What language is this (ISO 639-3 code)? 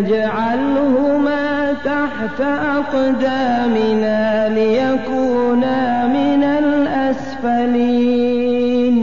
ara